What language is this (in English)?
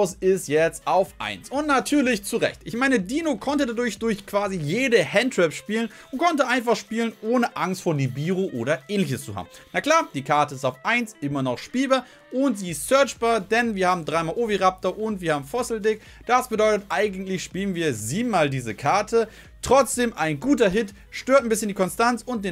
German